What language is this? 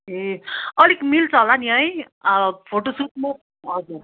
Nepali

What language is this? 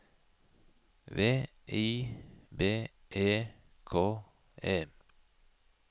Norwegian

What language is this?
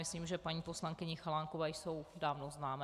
Czech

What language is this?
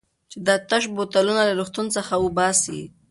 Pashto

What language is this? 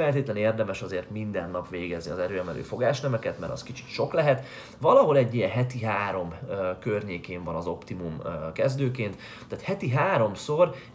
Hungarian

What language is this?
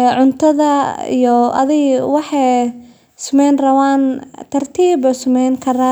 Somali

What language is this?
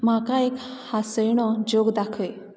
Konkani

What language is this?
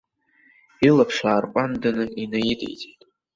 Abkhazian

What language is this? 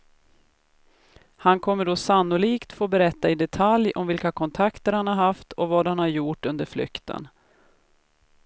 Swedish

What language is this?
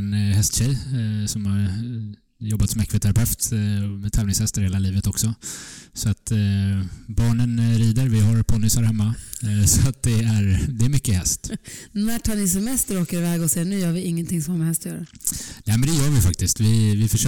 Swedish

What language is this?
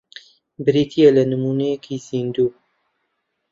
Central Kurdish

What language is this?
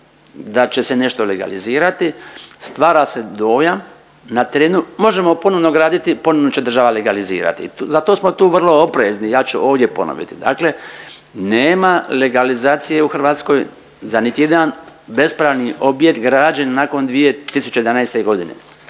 Croatian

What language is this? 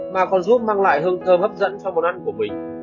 Vietnamese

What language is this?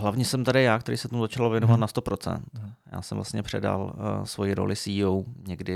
Czech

